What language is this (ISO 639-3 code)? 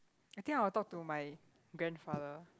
eng